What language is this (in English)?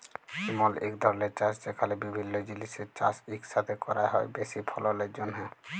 Bangla